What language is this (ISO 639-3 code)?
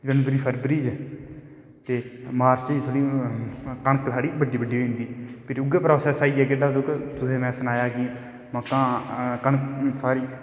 doi